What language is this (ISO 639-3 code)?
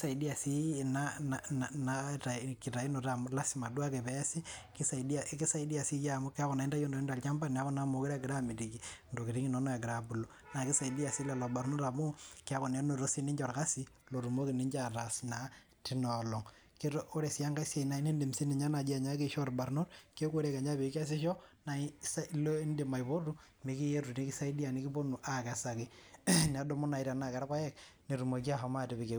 mas